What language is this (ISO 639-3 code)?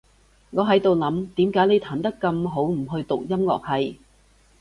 yue